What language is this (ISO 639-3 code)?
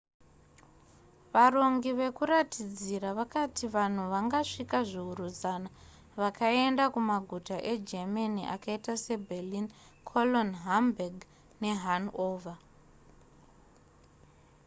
sna